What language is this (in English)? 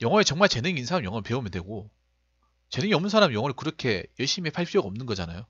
Korean